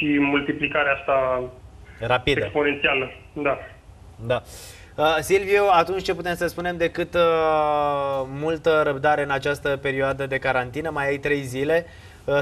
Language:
Romanian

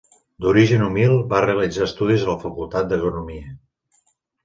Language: Catalan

